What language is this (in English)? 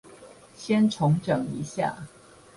Chinese